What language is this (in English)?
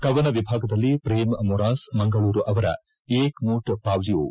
Kannada